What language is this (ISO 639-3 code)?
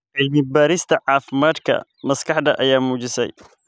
som